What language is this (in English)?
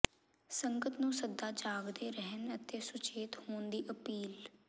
Punjabi